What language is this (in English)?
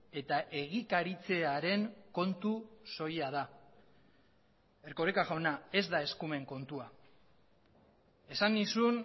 Basque